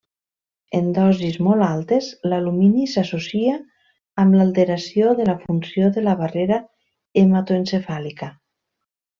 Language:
Catalan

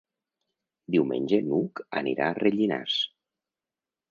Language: Catalan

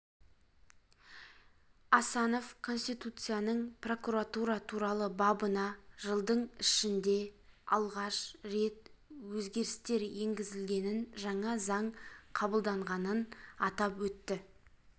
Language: Kazakh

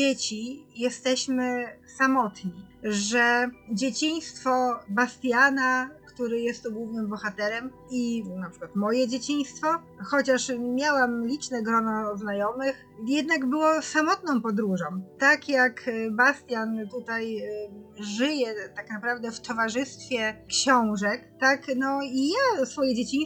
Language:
Polish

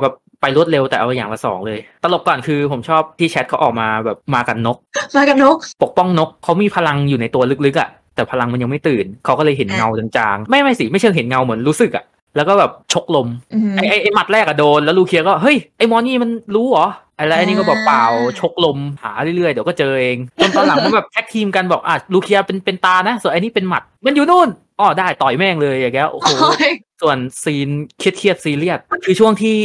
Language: Thai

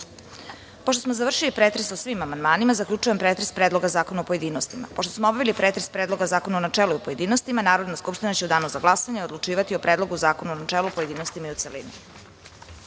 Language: Serbian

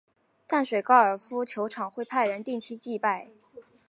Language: Chinese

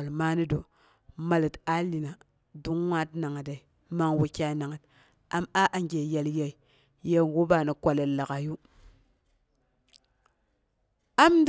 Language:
Boghom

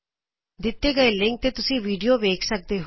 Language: Punjabi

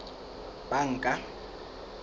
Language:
Southern Sotho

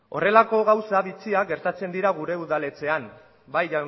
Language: Basque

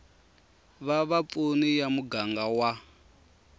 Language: Tsonga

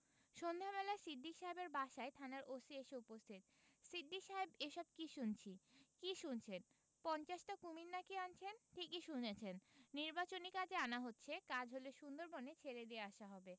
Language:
Bangla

